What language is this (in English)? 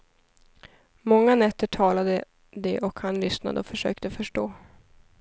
Swedish